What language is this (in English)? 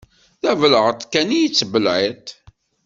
Kabyle